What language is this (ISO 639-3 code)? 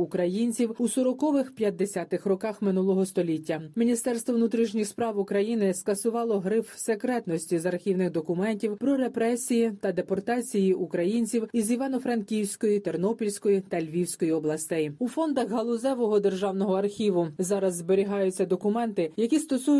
ukr